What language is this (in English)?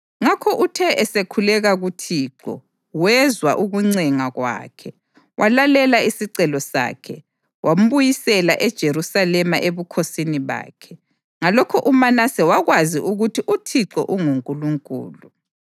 North Ndebele